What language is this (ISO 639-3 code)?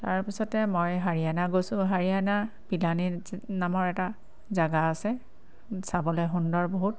asm